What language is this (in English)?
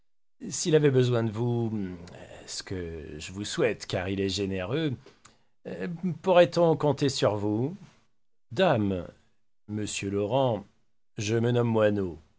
French